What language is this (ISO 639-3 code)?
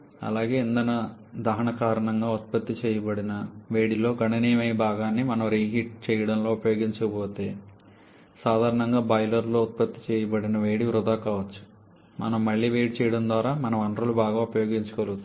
tel